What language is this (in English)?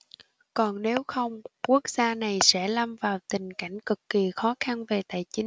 Vietnamese